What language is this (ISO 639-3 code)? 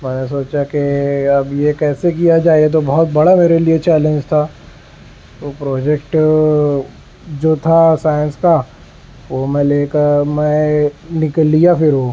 urd